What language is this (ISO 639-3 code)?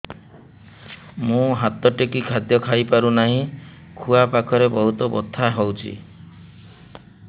ori